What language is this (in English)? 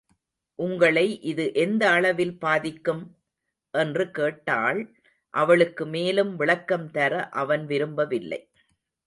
Tamil